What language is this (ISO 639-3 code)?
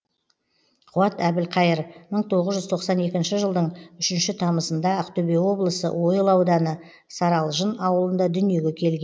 kaz